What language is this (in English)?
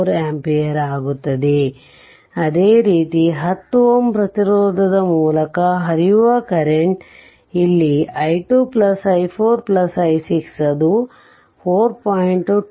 Kannada